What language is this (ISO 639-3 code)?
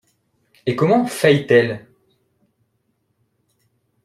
fra